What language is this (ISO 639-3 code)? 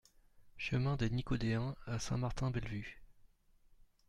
fra